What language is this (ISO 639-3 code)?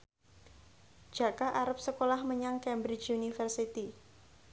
jav